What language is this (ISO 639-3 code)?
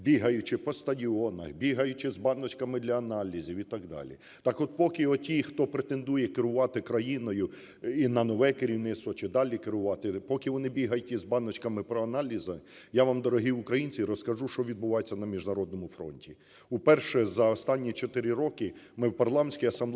ukr